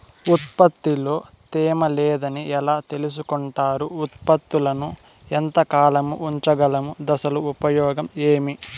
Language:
Telugu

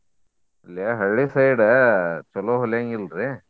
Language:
Kannada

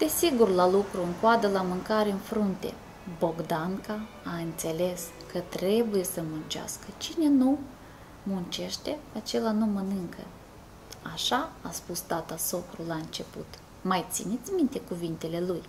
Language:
Romanian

